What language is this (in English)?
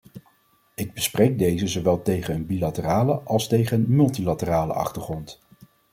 Dutch